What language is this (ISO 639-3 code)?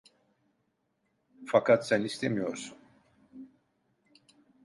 tur